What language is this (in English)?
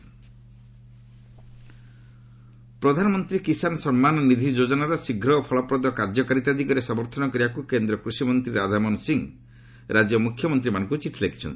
Odia